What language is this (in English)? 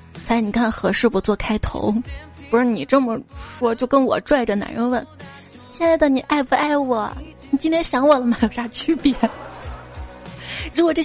Chinese